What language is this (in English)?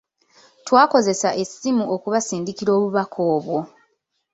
Ganda